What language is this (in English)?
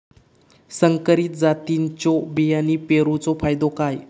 Marathi